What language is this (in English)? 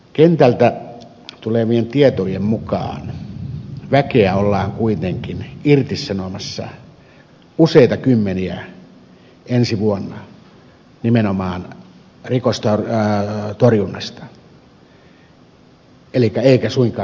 Finnish